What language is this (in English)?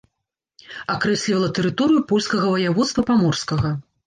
Belarusian